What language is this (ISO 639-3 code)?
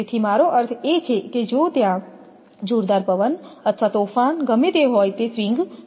guj